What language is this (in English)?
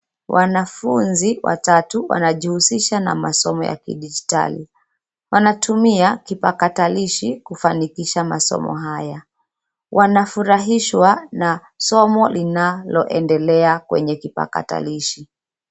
Swahili